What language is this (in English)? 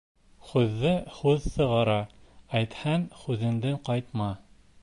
Bashkir